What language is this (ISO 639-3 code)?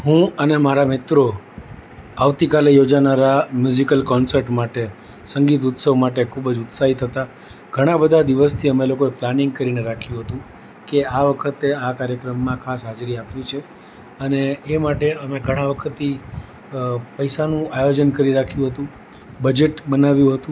guj